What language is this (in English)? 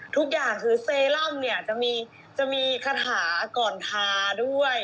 Thai